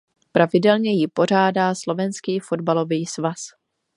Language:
Czech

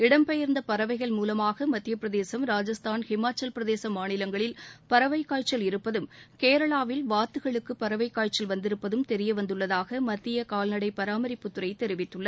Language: Tamil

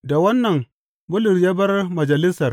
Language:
Hausa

